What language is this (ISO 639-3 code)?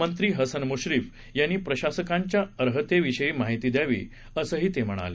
mar